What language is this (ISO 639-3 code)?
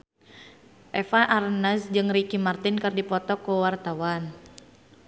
sun